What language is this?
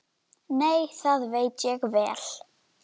Icelandic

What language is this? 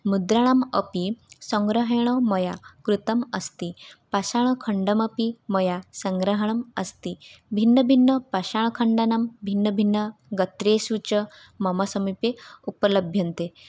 Sanskrit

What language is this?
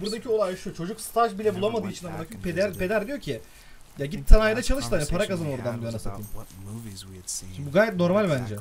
Turkish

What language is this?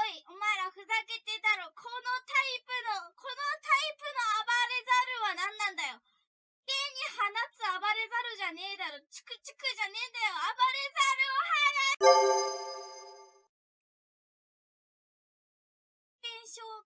Japanese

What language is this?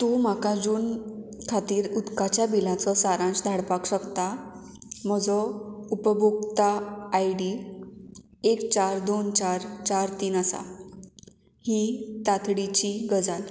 Konkani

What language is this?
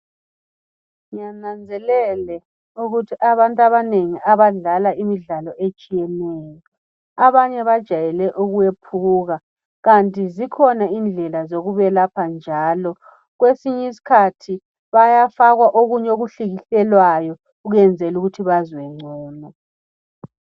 North Ndebele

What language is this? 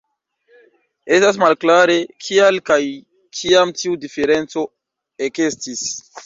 Esperanto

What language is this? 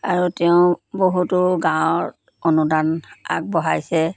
Assamese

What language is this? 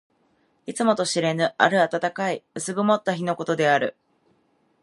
Japanese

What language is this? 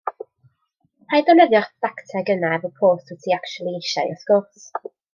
Welsh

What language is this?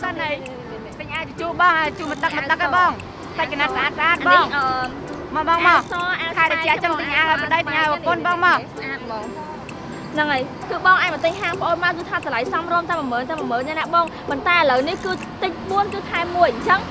Vietnamese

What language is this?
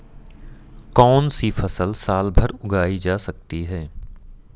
Hindi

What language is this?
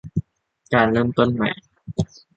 Thai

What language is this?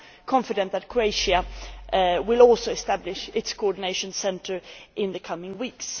English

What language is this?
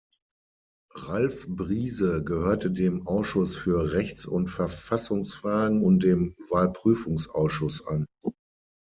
German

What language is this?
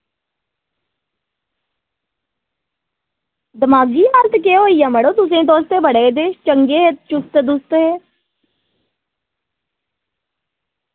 Dogri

